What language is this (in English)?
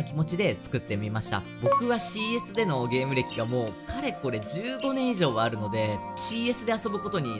Japanese